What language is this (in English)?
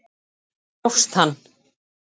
Icelandic